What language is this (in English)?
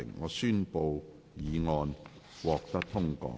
Cantonese